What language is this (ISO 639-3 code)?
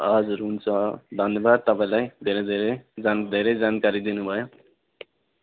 nep